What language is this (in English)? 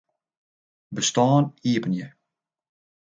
Western Frisian